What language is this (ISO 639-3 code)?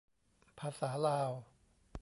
tha